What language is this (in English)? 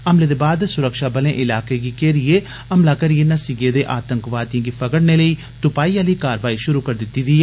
Dogri